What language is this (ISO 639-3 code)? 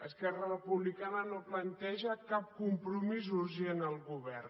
cat